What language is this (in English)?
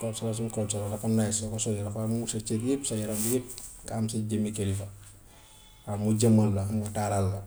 Gambian Wolof